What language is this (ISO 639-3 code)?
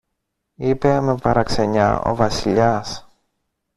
ell